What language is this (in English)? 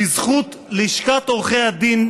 Hebrew